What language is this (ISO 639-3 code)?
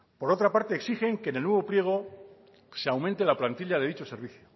spa